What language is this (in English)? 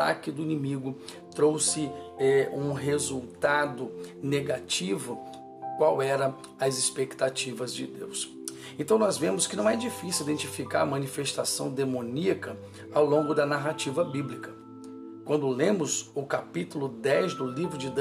Portuguese